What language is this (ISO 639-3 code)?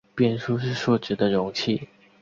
zho